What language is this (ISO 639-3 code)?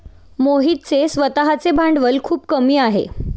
mar